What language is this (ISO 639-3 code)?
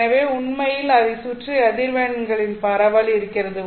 tam